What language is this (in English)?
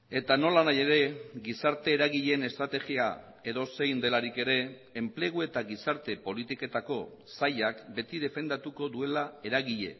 Basque